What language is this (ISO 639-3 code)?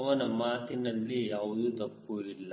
kan